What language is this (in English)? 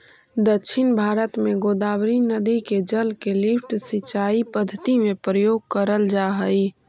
Magahi